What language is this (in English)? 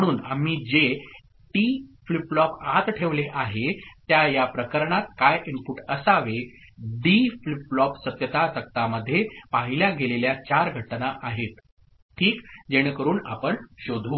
Marathi